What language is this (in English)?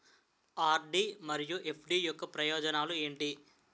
Telugu